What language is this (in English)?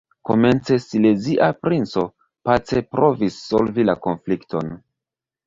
Esperanto